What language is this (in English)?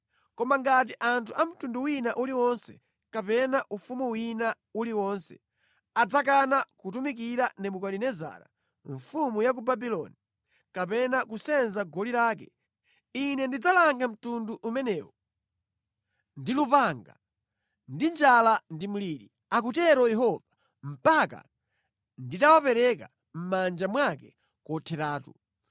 Nyanja